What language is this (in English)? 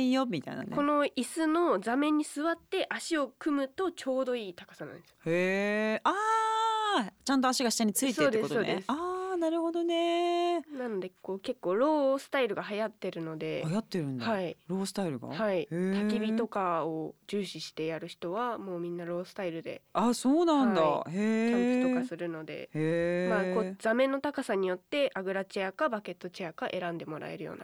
Japanese